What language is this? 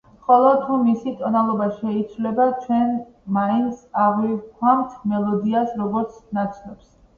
Georgian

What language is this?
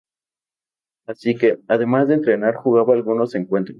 Spanish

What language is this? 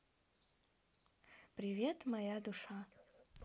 Russian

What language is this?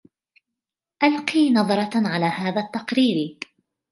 Arabic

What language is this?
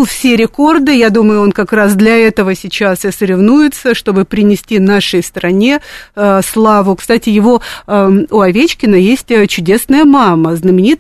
Russian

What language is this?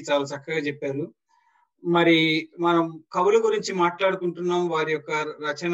Telugu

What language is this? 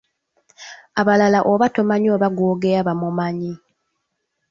Ganda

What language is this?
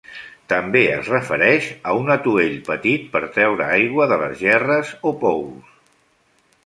Catalan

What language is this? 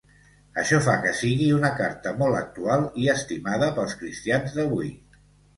Catalan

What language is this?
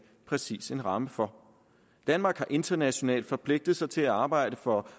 Danish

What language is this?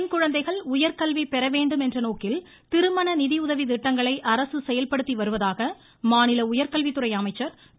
Tamil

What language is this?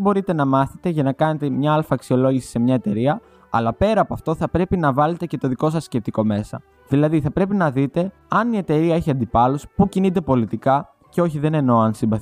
Greek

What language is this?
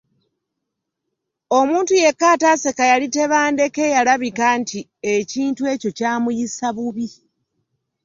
Ganda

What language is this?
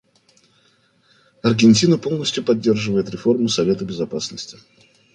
Russian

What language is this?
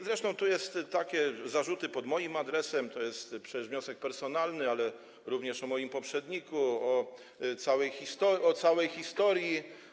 Polish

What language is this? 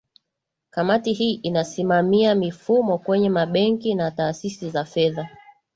Swahili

